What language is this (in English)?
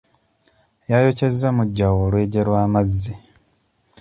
Ganda